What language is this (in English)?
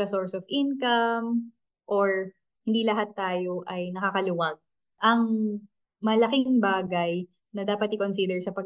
Filipino